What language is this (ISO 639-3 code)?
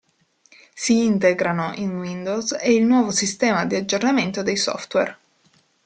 ita